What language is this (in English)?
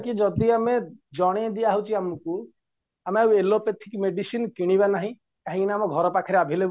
Odia